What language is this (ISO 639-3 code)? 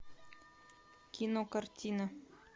rus